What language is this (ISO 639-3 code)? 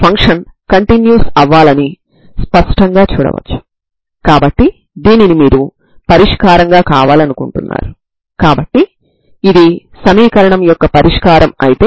tel